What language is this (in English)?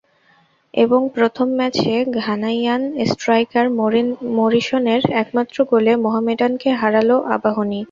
Bangla